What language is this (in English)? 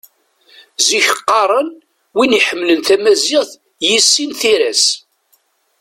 Kabyle